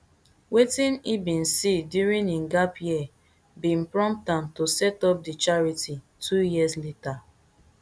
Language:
Nigerian Pidgin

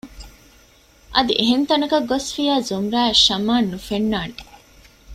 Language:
Divehi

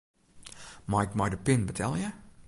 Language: Western Frisian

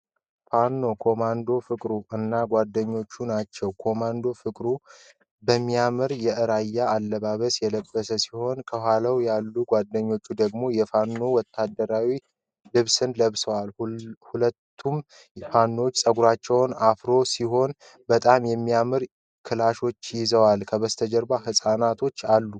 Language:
Amharic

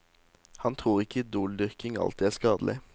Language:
Norwegian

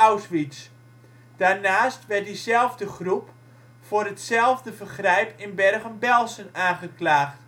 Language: Dutch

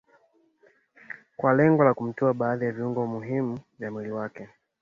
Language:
Swahili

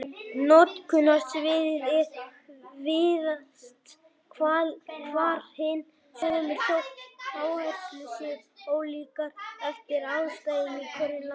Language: Icelandic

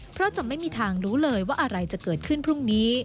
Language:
Thai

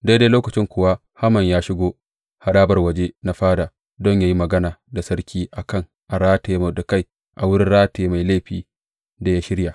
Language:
Hausa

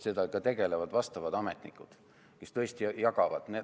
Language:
Estonian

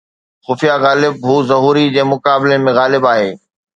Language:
Sindhi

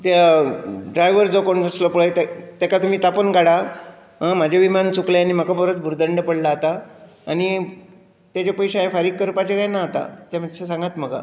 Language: Konkani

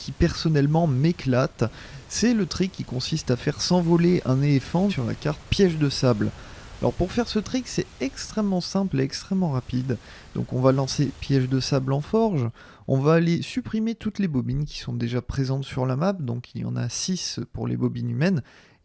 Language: French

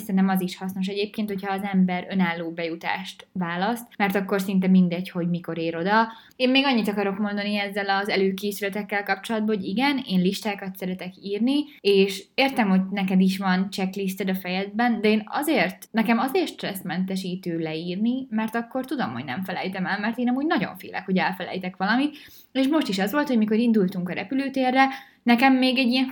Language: Hungarian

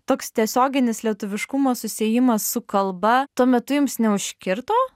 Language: Lithuanian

